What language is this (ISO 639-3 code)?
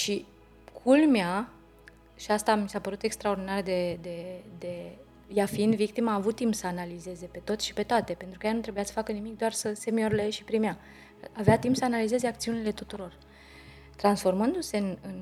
ron